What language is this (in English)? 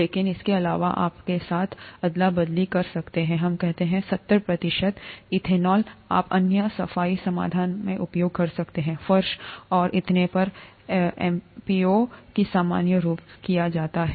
Hindi